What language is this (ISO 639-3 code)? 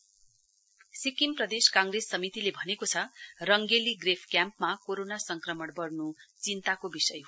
nep